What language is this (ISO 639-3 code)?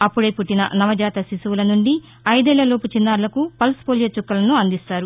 tel